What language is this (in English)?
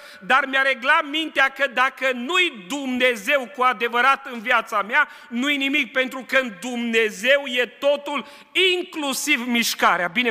Romanian